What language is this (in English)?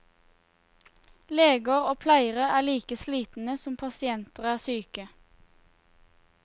Norwegian